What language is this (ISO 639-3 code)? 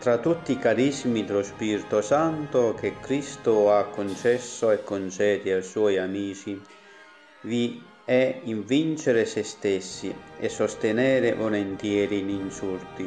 ita